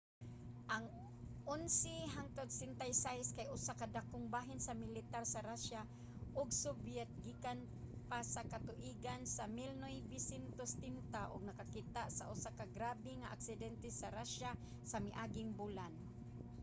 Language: Cebuano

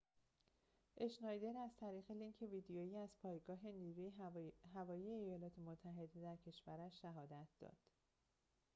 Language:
Persian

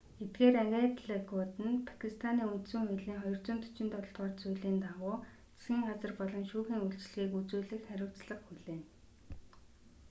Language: Mongolian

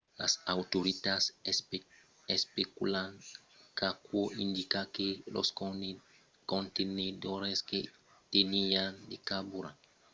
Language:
Occitan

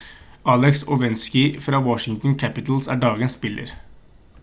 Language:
Norwegian Bokmål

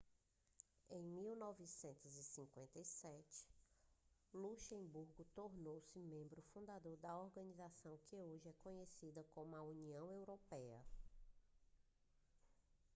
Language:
Portuguese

